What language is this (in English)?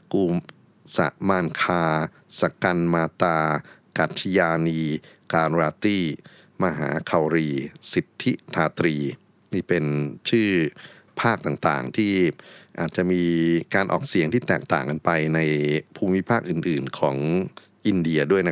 Thai